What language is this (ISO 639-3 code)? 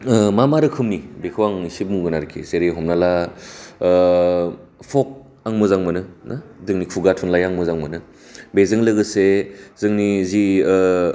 brx